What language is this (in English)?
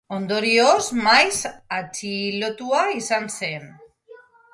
Basque